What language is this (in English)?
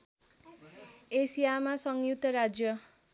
Nepali